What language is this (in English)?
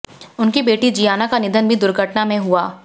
Hindi